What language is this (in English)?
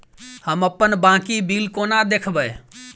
Maithili